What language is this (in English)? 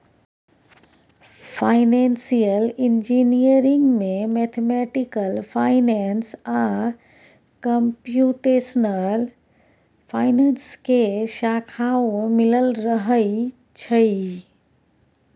Maithili